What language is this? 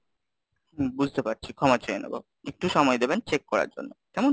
Bangla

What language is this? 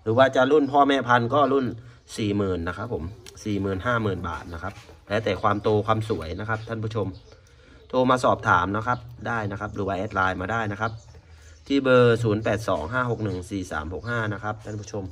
Thai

